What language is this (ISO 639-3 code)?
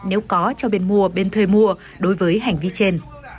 vie